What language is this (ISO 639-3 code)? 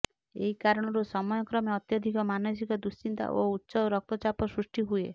ori